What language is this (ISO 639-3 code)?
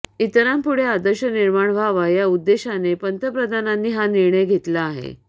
mar